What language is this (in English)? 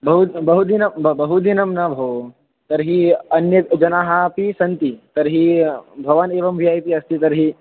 Sanskrit